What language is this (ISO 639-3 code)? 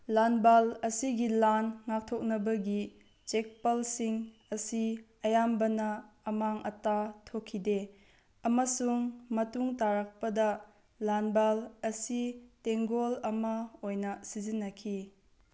mni